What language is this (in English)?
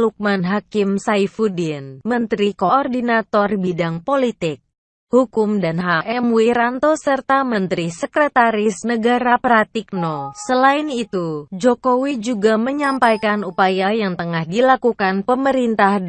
Indonesian